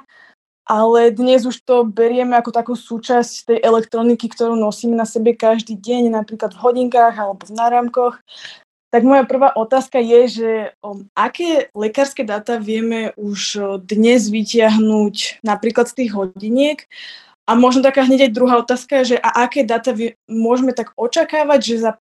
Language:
Slovak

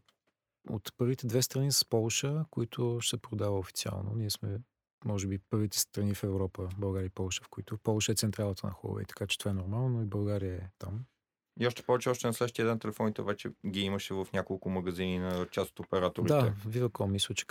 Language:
Bulgarian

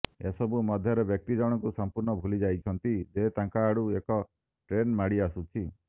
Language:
Odia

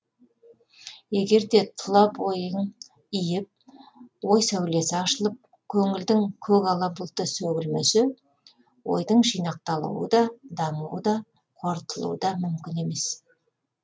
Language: Kazakh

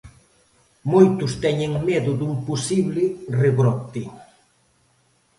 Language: Galician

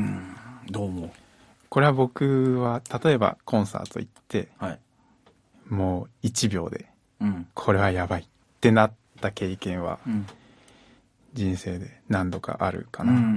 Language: Japanese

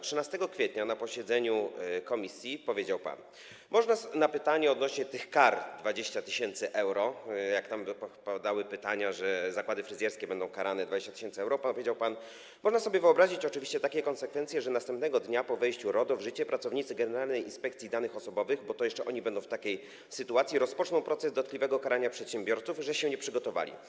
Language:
Polish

